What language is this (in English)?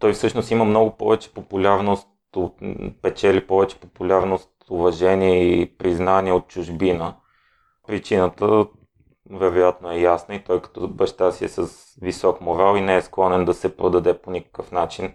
Bulgarian